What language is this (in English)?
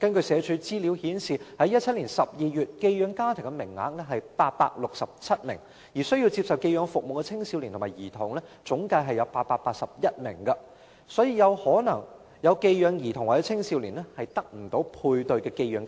Cantonese